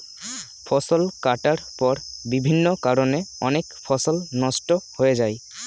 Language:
Bangla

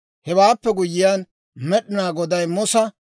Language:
Dawro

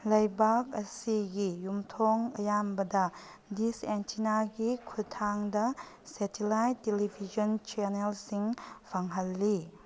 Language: Manipuri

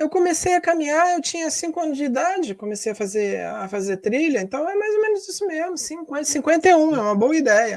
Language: Portuguese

